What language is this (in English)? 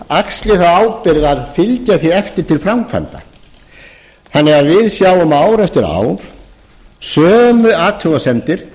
Icelandic